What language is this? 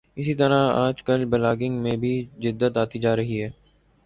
Urdu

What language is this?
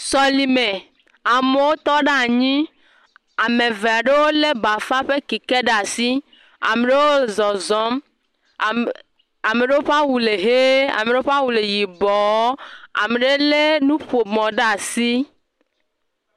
Ewe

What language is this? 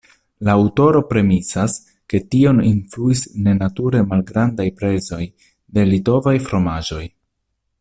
Esperanto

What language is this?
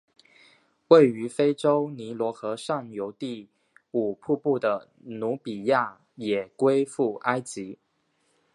Chinese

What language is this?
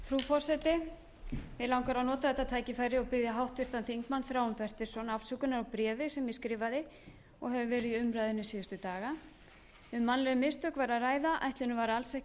Icelandic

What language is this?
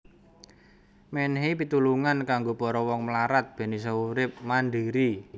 Javanese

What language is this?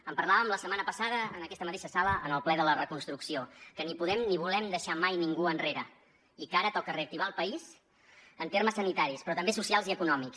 Catalan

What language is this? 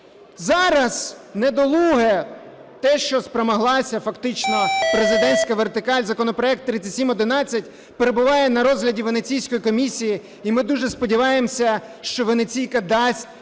Ukrainian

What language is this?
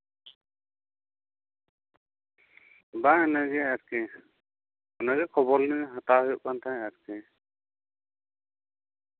Santali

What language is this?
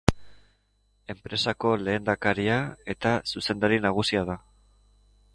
Basque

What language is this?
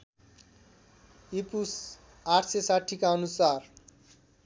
Nepali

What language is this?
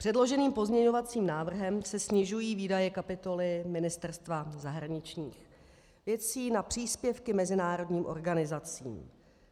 Czech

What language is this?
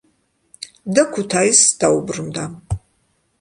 Georgian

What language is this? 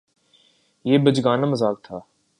Urdu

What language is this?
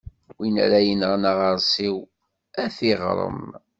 Kabyle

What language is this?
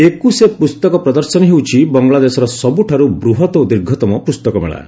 Odia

